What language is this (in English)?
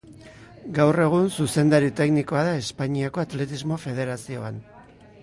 Basque